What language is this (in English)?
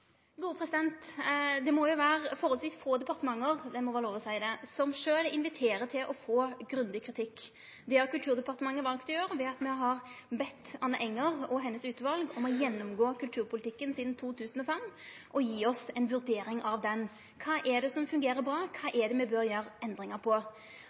Norwegian Nynorsk